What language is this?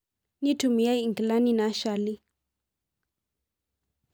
Masai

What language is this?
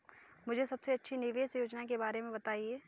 Hindi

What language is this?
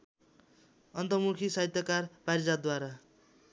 Nepali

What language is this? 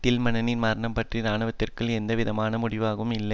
Tamil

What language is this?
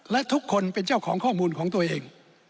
Thai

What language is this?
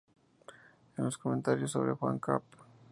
Spanish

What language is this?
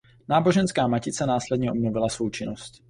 Czech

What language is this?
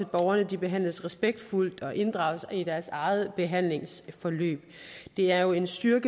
Danish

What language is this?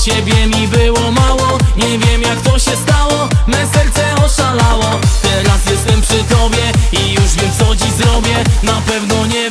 Romanian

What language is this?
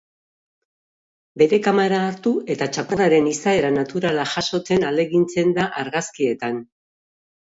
Basque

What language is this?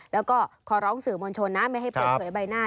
Thai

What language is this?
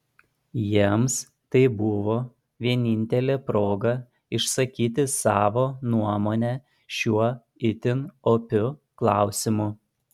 Lithuanian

